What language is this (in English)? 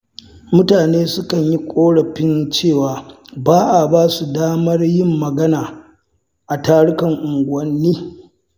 Hausa